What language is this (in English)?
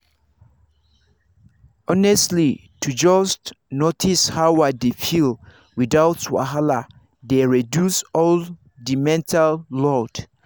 Nigerian Pidgin